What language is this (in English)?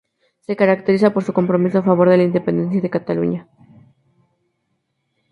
Spanish